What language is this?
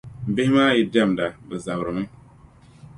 Dagbani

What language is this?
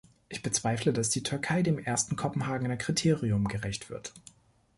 German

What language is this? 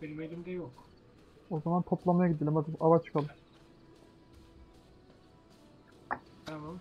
Turkish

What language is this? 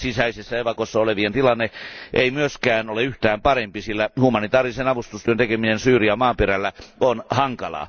Finnish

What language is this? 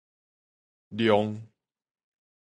Min Nan Chinese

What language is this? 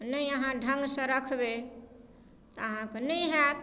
Maithili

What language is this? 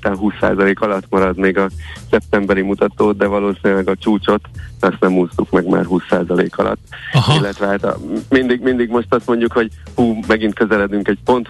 Hungarian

